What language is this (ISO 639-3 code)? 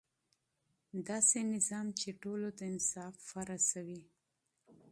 pus